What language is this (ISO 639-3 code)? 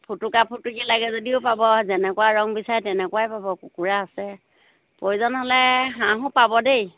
asm